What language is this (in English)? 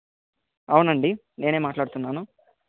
Telugu